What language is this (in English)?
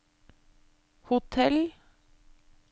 Norwegian